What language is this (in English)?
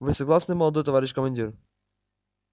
Russian